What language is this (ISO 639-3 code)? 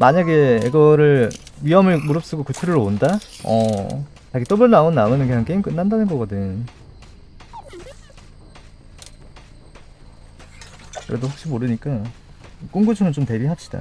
kor